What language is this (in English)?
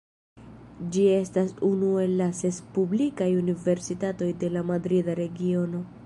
Esperanto